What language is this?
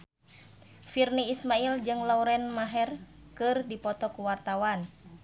Sundanese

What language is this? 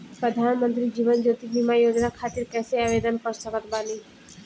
Bhojpuri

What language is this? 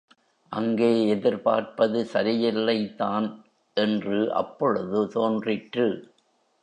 Tamil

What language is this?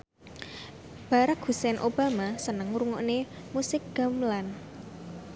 Javanese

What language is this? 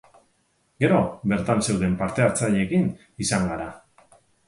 Basque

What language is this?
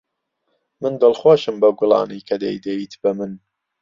Central Kurdish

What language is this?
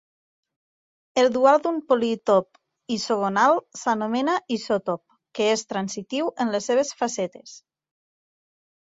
Catalan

